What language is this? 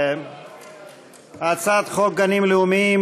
Hebrew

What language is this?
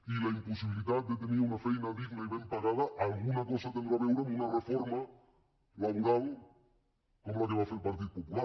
Catalan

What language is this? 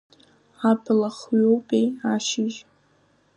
Abkhazian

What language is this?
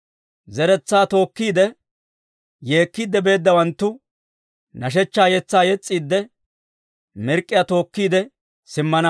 Dawro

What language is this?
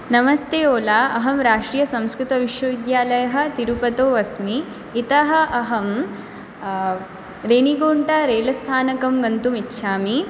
Sanskrit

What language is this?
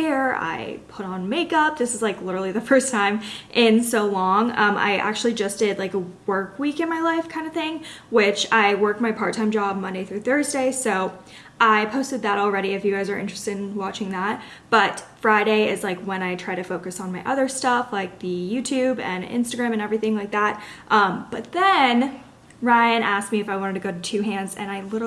English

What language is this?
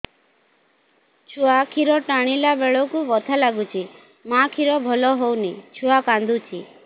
Odia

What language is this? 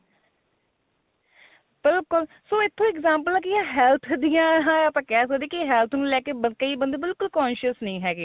Punjabi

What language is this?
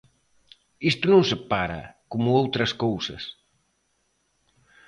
Galician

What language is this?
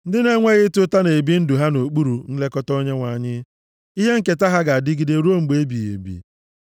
Igbo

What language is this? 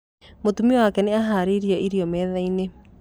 Kikuyu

